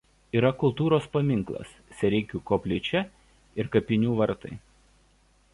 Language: Lithuanian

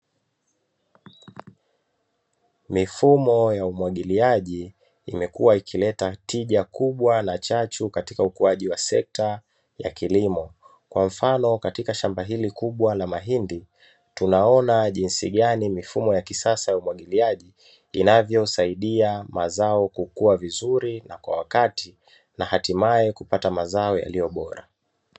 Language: Swahili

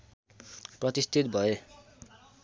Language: Nepali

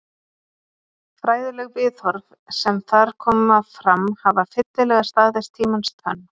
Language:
Icelandic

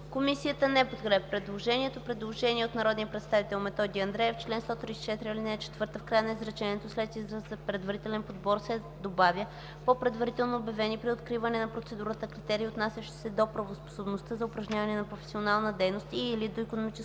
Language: Bulgarian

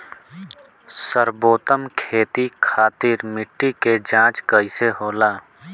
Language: Bhojpuri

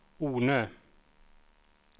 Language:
Swedish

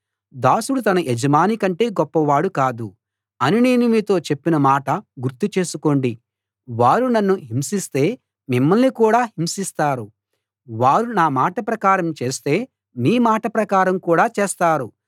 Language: Telugu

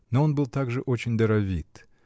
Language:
Russian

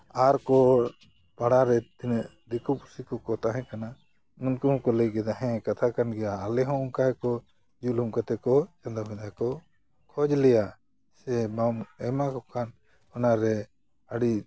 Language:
Santali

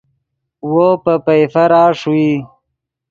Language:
Yidgha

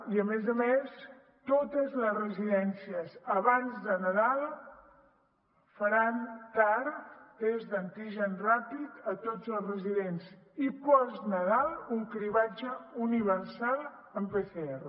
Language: Catalan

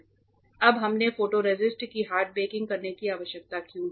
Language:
Hindi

